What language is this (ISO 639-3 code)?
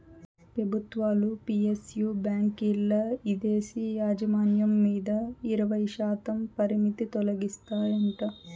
tel